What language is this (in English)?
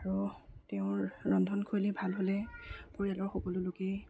Assamese